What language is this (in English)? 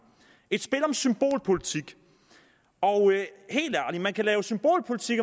Danish